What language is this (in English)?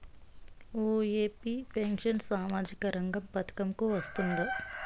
Telugu